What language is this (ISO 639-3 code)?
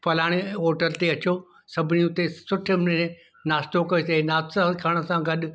snd